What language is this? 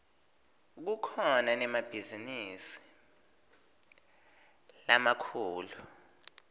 Swati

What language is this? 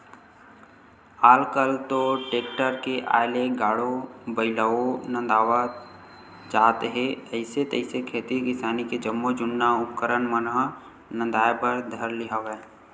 Chhattisgarhi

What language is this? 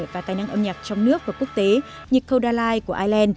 Vietnamese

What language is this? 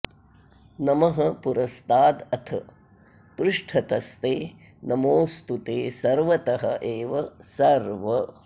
Sanskrit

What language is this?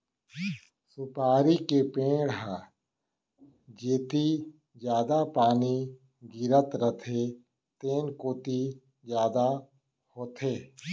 Chhattisgarhi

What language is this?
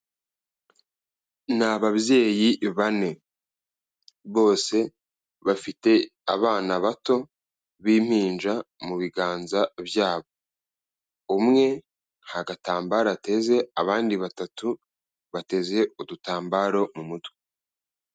Kinyarwanda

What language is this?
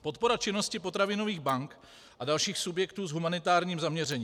Czech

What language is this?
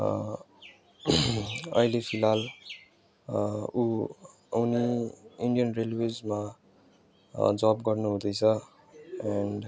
Nepali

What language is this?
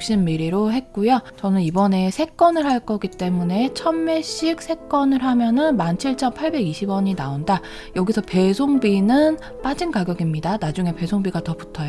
Korean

